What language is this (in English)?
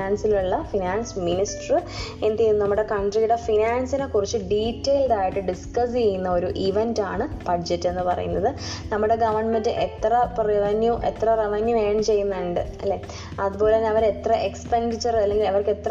Malayalam